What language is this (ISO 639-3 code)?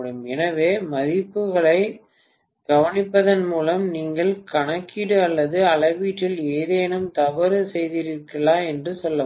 tam